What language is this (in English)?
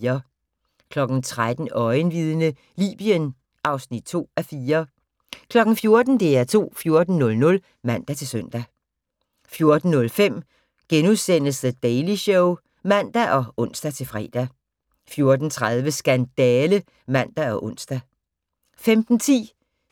Danish